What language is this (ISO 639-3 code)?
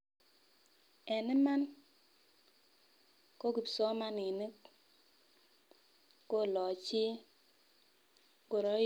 kln